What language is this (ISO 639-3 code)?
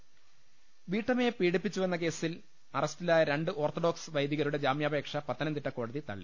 mal